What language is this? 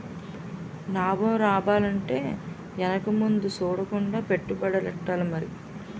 Telugu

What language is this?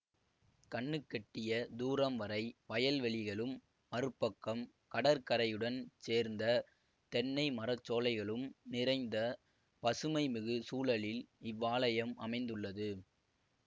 Tamil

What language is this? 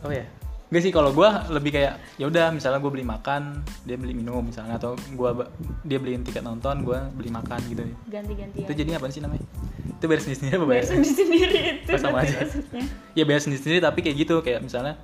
Indonesian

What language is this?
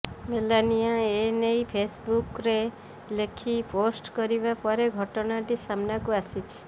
Odia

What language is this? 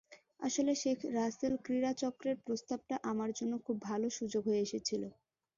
Bangla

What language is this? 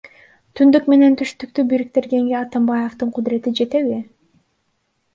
Kyrgyz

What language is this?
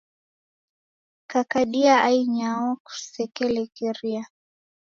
Taita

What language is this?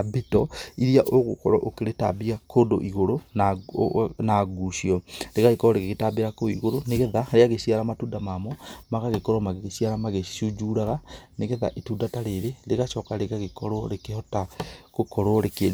Kikuyu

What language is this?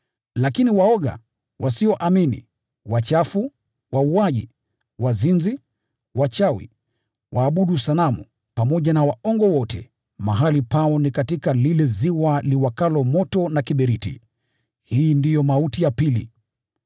Swahili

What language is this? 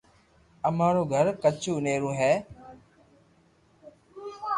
Loarki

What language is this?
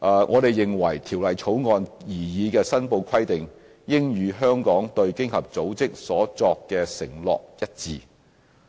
Cantonese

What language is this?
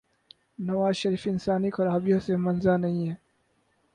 Urdu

